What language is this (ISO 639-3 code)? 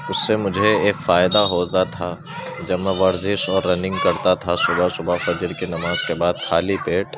urd